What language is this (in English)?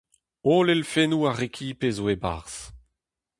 Breton